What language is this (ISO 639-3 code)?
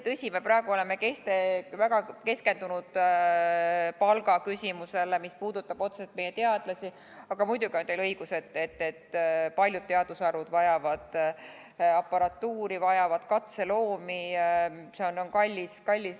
est